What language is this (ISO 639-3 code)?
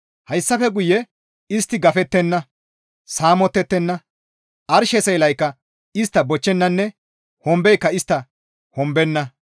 gmv